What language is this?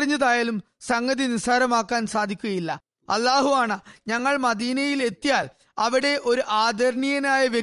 Malayalam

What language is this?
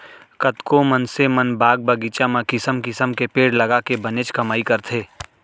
Chhattisgarhi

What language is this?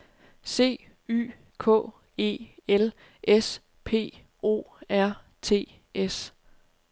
Danish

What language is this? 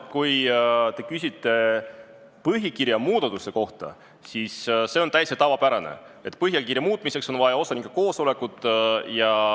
Estonian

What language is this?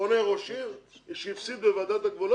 Hebrew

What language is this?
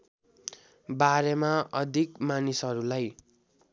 Nepali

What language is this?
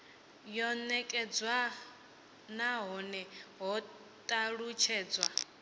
Venda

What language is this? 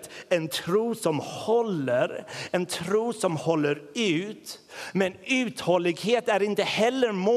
Swedish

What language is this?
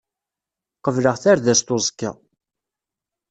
Kabyle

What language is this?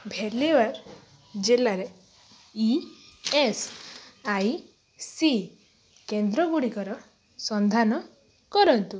Odia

